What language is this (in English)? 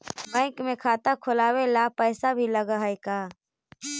Magahi